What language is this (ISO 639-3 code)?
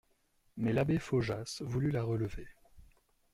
fra